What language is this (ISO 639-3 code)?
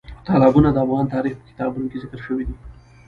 pus